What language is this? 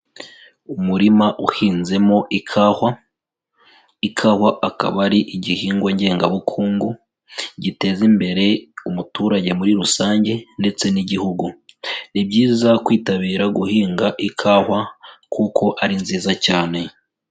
Kinyarwanda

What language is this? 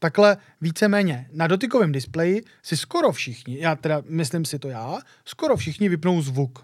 Czech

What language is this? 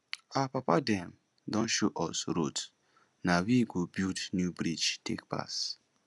Nigerian Pidgin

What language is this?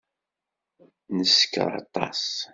Kabyle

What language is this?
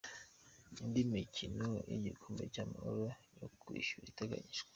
Kinyarwanda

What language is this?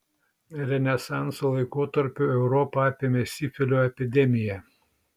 Lithuanian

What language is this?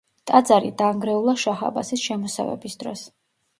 Georgian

